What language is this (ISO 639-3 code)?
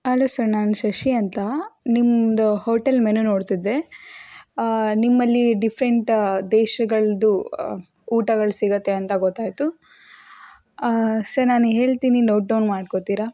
kan